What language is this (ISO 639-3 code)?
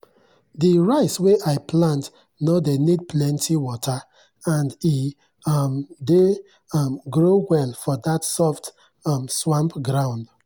pcm